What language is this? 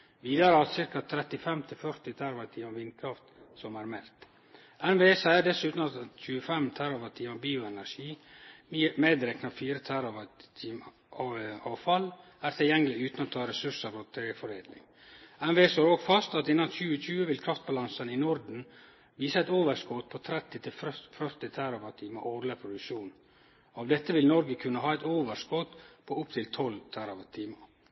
Norwegian Nynorsk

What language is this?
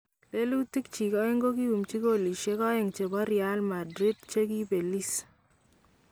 Kalenjin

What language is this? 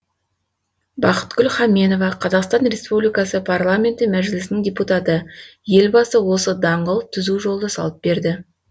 Kazakh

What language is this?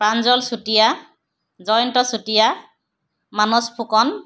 Assamese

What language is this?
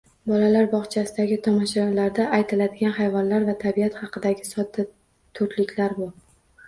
Uzbek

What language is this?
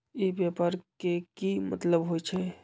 Magahi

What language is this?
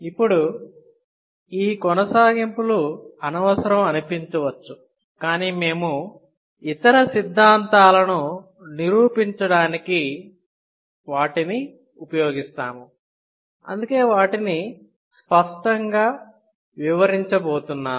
Telugu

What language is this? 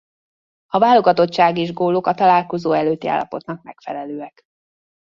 Hungarian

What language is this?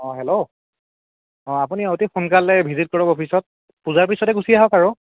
Assamese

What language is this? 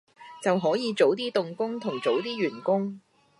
Cantonese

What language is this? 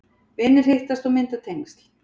Icelandic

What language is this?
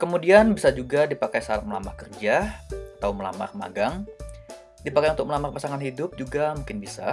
Indonesian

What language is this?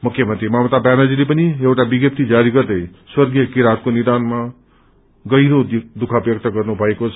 Nepali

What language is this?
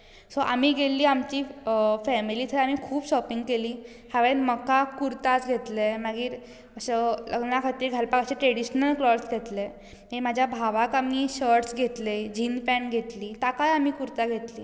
Konkani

